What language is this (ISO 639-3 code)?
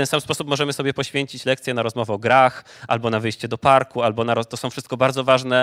pol